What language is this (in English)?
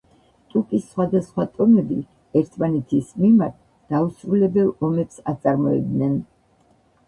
Georgian